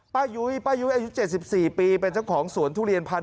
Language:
Thai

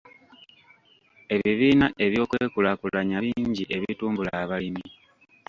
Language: Ganda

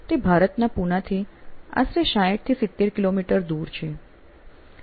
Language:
Gujarati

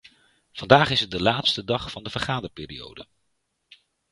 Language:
Dutch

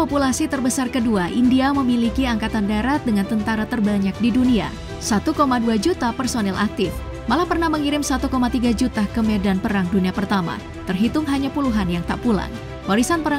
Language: Indonesian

